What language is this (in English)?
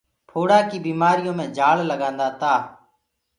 Gurgula